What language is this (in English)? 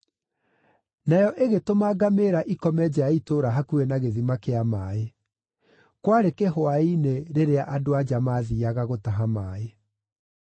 Kikuyu